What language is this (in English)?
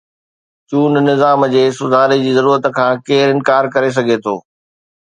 Sindhi